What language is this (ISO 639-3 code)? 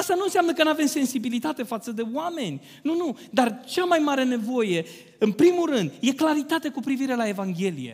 ron